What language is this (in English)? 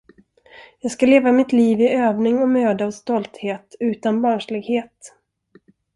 Swedish